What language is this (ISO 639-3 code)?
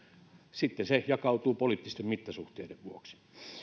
fin